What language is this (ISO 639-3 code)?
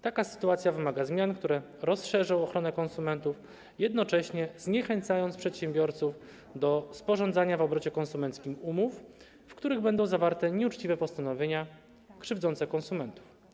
pol